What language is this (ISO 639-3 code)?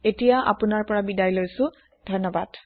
asm